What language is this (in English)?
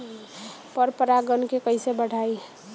Bhojpuri